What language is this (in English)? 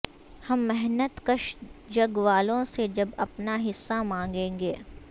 Urdu